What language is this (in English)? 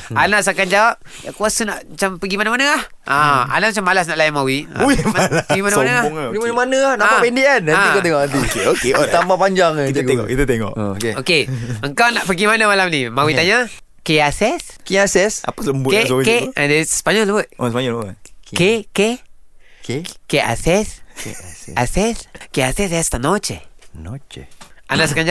Malay